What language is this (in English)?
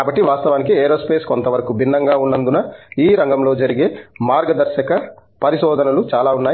Telugu